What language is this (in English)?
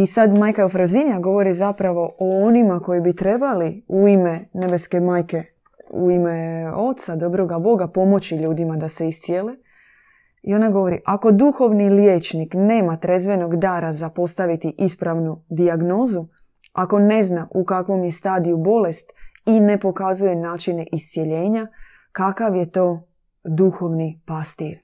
Croatian